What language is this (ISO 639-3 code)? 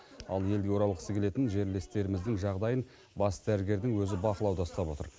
kaz